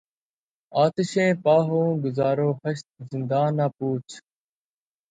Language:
Urdu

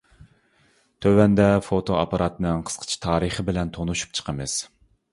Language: Uyghur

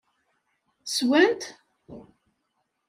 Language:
Kabyle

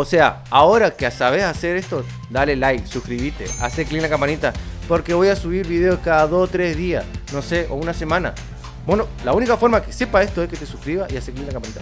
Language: Spanish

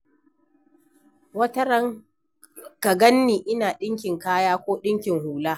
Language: Hausa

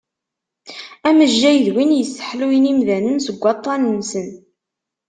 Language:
Kabyle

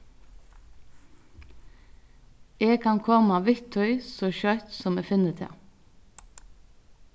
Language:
Faroese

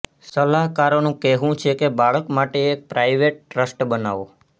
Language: Gujarati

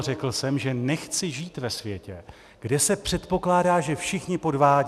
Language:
Czech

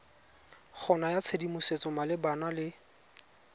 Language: Tswana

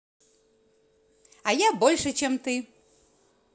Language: Russian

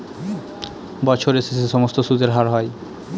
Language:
Bangla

